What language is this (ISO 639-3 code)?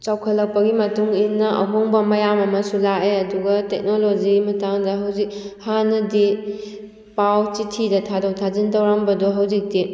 mni